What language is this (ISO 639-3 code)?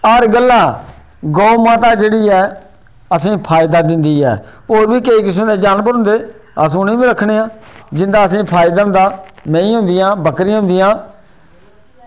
doi